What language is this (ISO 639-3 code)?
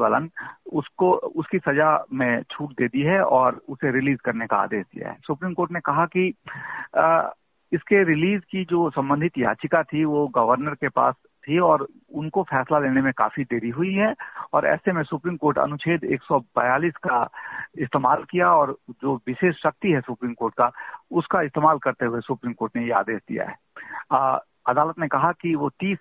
hin